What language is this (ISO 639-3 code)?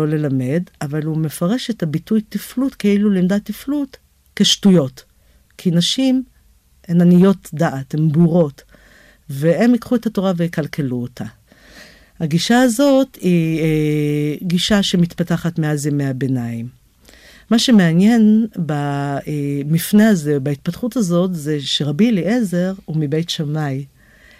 heb